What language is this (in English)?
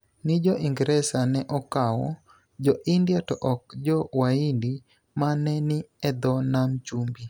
Luo (Kenya and Tanzania)